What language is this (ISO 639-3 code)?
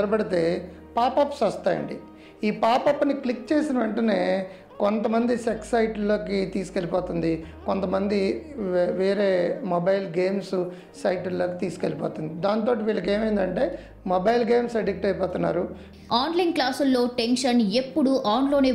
tel